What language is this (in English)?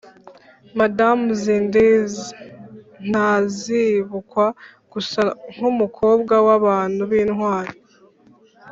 Kinyarwanda